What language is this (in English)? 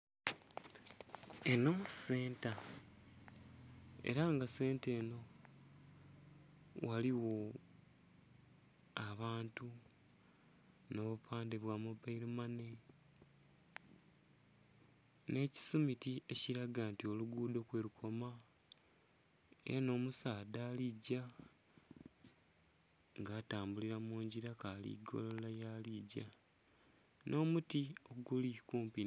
Soga